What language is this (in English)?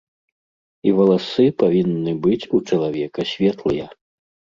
Belarusian